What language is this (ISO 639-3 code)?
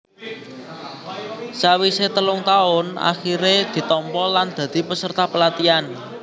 jav